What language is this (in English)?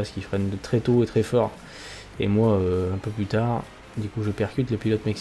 French